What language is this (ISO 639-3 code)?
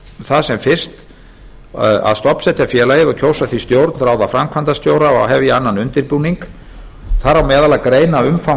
isl